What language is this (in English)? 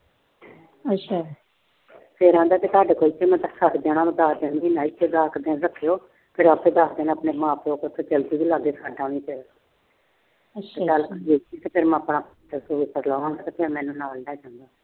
Punjabi